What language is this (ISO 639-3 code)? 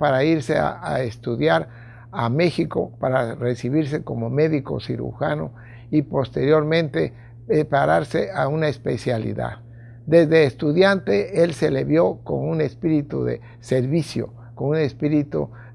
spa